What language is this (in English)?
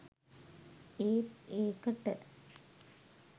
Sinhala